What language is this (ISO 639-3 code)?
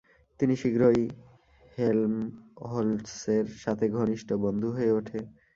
ben